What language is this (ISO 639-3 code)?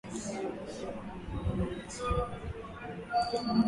swa